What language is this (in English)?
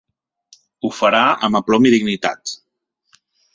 Catalan